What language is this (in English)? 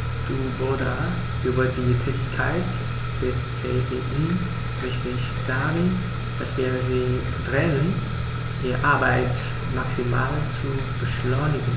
German